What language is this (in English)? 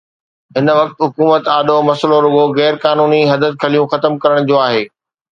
Sindhi